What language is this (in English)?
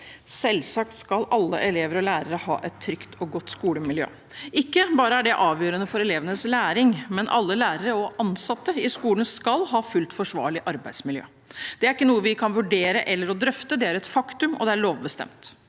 Norwegian